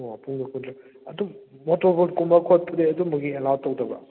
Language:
Manipuri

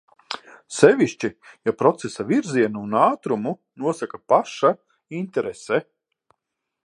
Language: Latvian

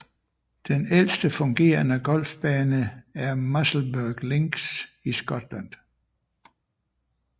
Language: Danish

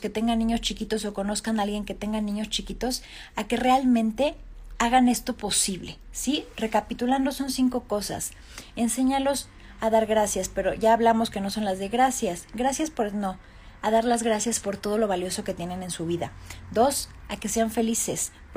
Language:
Spanish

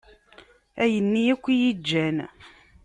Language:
Kabyle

